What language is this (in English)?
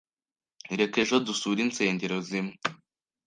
Kinyarwanda